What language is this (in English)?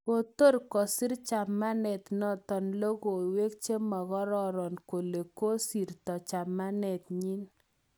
Kalenjin